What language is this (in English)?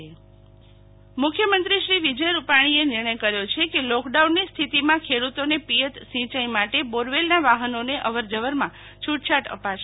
Gujarati